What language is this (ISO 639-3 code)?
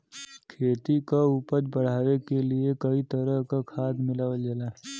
bho